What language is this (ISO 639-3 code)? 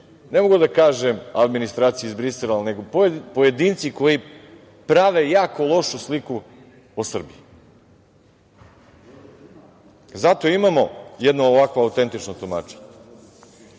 srp